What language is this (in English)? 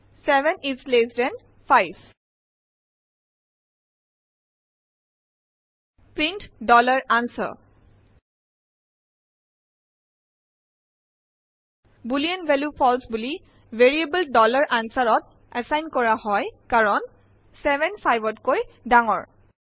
Assamese